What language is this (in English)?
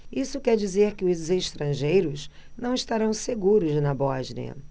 Portuguese